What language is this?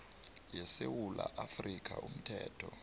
South Ndebele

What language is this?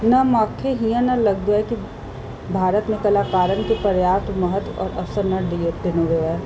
Sindhi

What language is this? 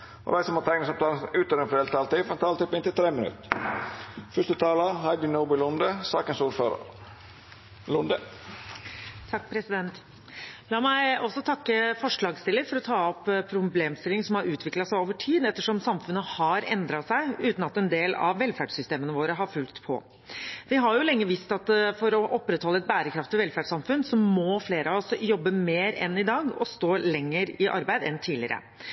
Norwegian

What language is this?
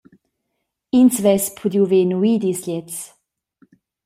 Romansh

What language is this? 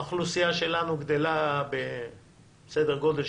Hebrew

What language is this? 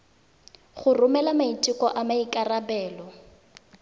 Tswana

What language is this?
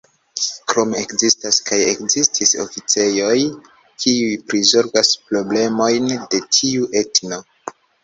Esperanto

